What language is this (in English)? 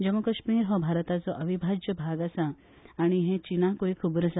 Konkani